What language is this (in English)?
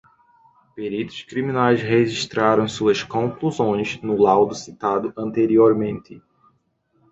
Portuguese